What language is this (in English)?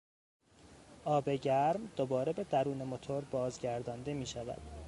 Persian